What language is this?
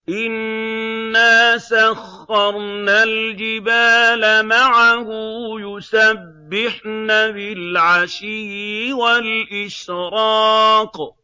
Arabic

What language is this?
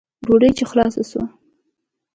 Pashto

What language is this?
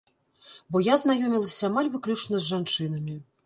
Belarusian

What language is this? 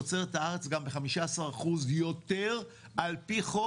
Hebrew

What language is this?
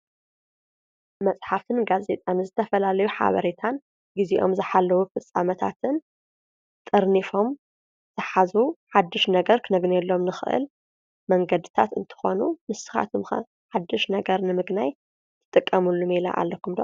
Tigrinya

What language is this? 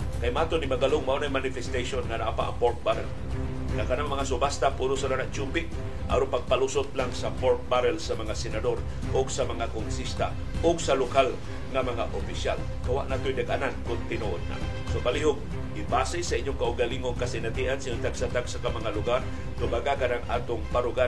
Filipino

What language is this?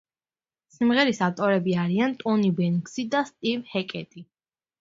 Georgian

